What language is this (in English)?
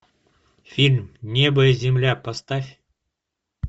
Russian